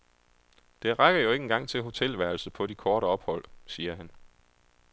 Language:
Danish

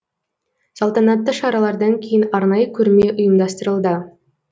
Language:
Kazakh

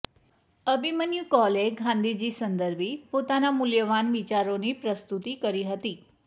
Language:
Gujarati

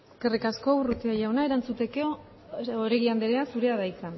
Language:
Basque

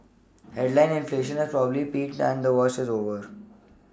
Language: English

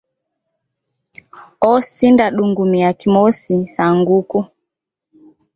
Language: Taita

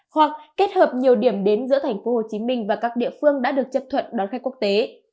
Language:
Vietnamese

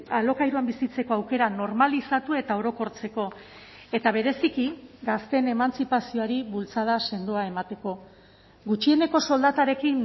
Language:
Basque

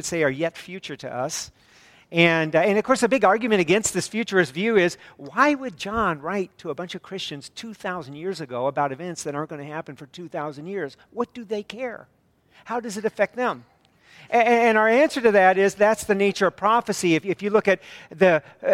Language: English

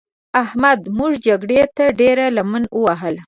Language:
Pashto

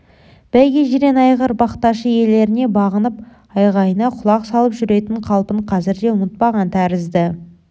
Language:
Kazakh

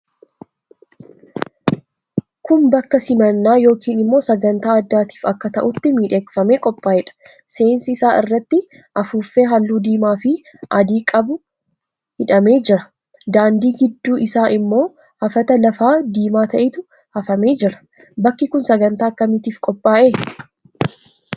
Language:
Oromo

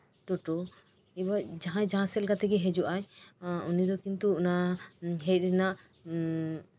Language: Santali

